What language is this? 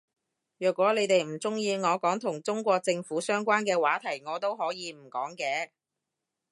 Cantonese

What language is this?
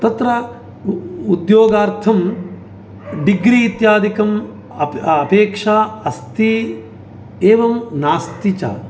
Sanskrit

